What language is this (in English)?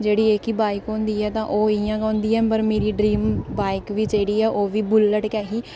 Dogri